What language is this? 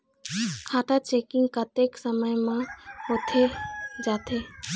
Chhattisgarhi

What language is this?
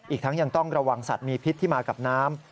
Thai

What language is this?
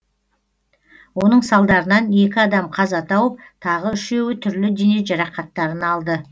Kazakh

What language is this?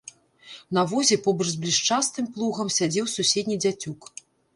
Belarusian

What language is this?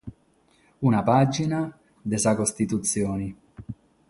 Sardinian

